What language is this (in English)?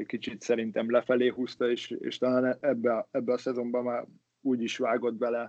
Hungarian